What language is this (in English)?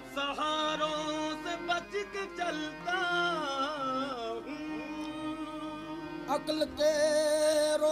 Arabic